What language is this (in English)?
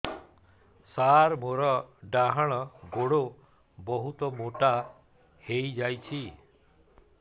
Odia